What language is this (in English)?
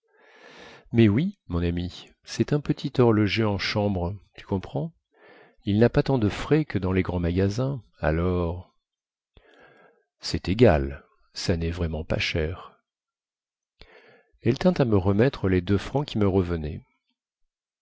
French